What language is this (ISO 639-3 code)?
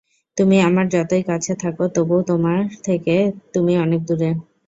ben